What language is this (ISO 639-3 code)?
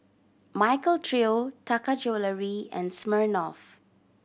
eng